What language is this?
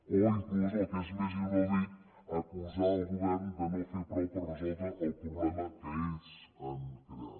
Catalan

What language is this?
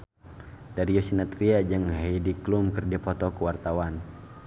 Sundanese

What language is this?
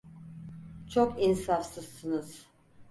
Turkish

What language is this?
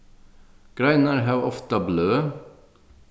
Faroese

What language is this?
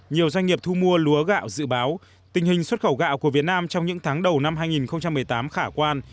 Vietnamese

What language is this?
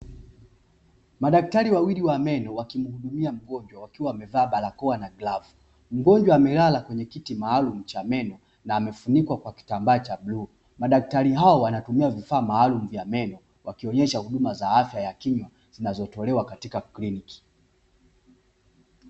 Swahili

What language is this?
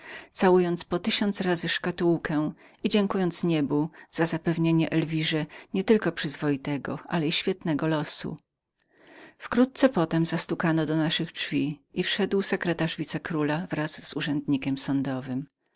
Polish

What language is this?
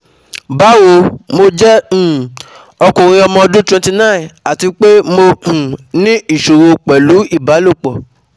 Yoruba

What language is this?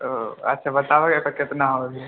Maithili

